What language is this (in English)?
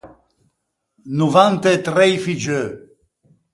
Ligurian